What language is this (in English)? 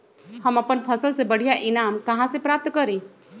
Magahi